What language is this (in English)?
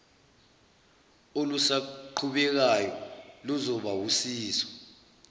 Zulu